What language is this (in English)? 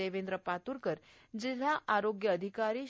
Marathi